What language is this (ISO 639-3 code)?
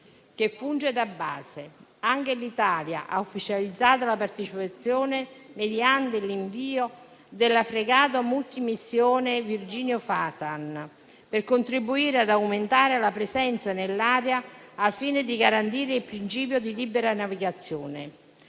ita